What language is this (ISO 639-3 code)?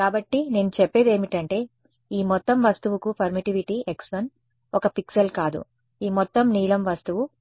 tel